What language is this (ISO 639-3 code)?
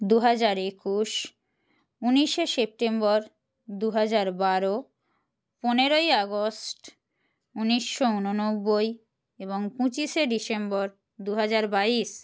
ben